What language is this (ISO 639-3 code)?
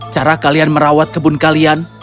ind